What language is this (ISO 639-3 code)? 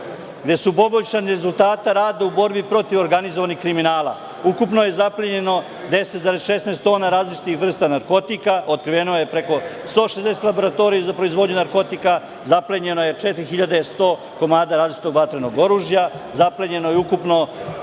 srp